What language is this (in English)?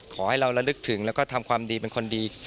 Thai